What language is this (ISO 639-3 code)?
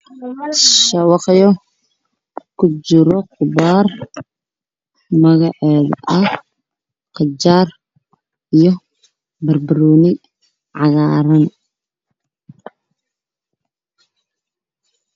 som